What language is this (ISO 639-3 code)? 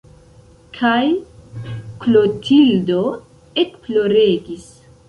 epo